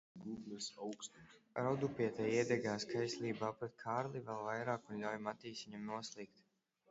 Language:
Latvian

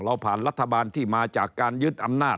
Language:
Thai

